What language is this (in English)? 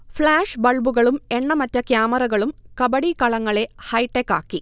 Malayalam